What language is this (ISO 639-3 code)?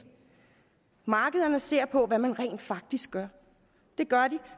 dan